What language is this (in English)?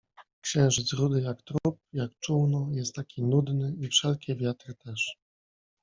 Polish